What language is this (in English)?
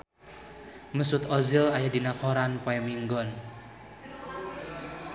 Sundanese